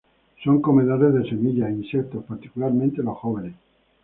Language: Spanish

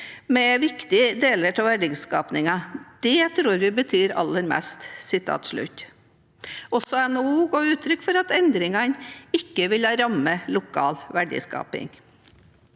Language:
Norwegian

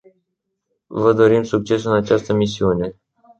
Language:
Romanian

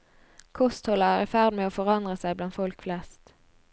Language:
Norwegian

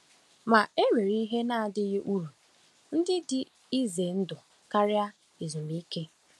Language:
Igbo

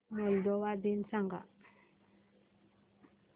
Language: Marathi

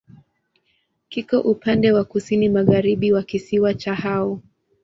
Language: Swahili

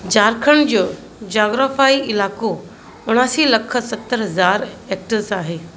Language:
Sindhi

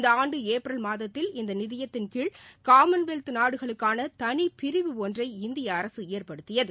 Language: Tamil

